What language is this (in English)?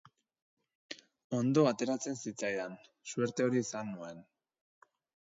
Basque